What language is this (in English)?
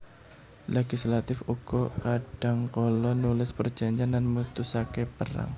Javanese